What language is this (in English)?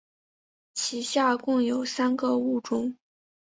Chinese